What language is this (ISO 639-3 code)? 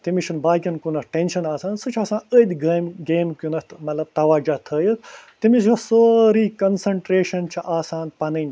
kas